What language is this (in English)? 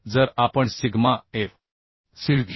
Marathi